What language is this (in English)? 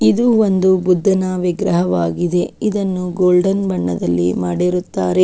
Kannada